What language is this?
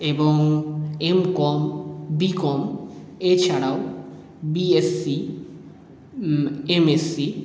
Bangla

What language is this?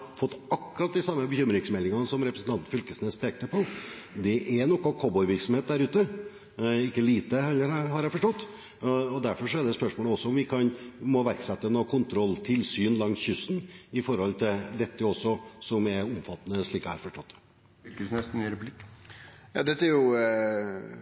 Norwegian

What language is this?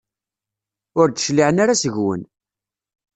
Kabyle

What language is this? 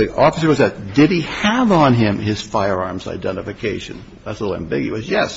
English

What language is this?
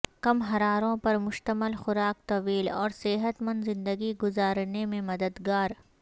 Urdu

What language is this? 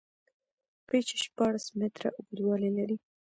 Pashto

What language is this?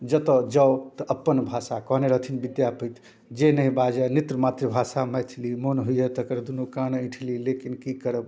Maithili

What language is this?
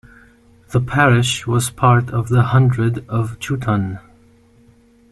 English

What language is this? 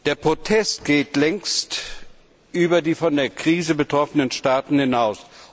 German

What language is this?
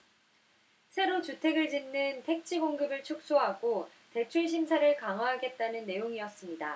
Korean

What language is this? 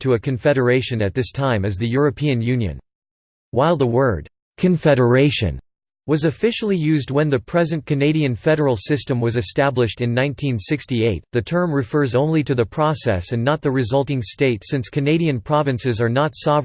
English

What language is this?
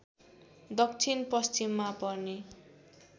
Nepali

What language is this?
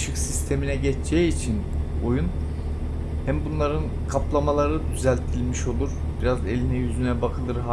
Turkish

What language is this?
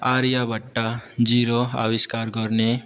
Nepali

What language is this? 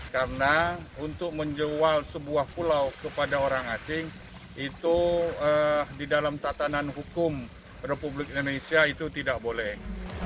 Indonesian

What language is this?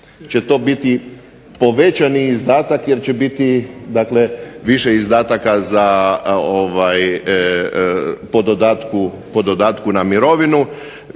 Croatian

